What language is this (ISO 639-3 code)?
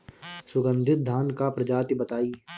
bho